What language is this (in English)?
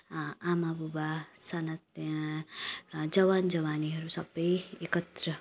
Nepali